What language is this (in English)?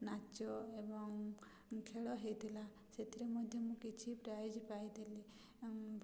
Odia